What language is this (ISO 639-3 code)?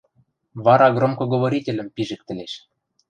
mrj